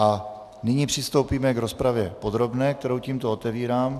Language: Czech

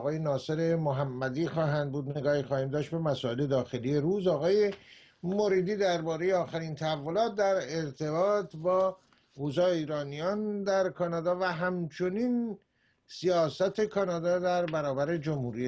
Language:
Persian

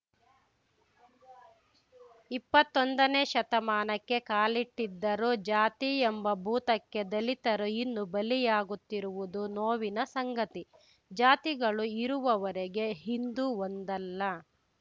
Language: Kannada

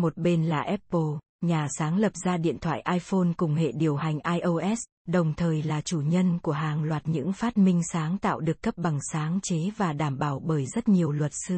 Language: Vietnamese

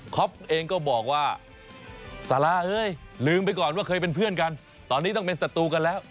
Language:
Thai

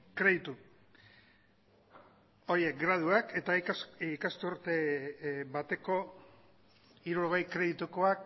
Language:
Basque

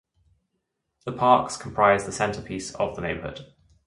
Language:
English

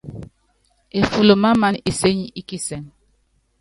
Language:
Yangben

